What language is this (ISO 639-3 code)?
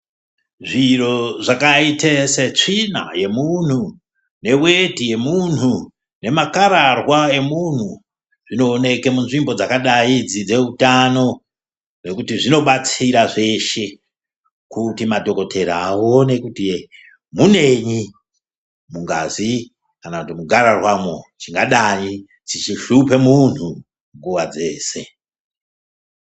ndc